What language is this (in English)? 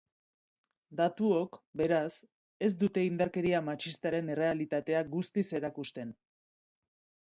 Basque